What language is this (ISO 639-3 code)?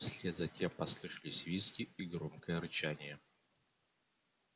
rus